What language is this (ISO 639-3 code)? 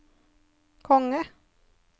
nor